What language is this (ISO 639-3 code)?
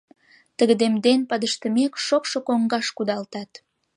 chm